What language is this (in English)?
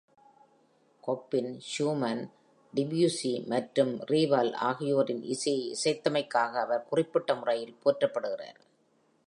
Tamil